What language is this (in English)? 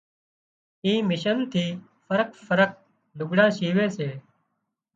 Wadiyara Koli